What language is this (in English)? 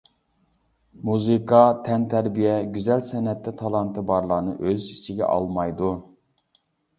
Uyghur